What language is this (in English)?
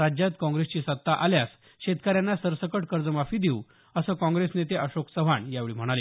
Marathi